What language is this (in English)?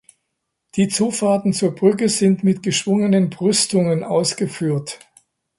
German